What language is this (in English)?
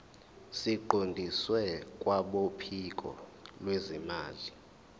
Zulu